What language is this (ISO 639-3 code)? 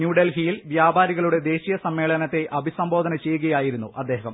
mal